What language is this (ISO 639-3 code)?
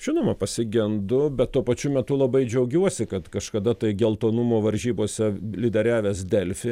lit